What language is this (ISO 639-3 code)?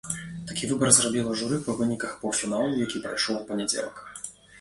bel